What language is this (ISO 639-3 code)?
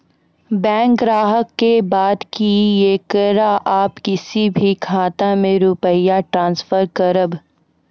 mai